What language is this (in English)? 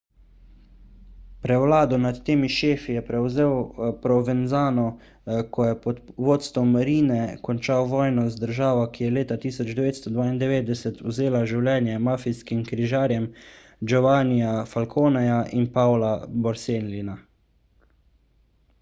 Slovenian